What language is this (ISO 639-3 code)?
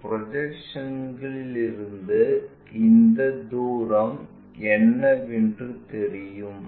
tam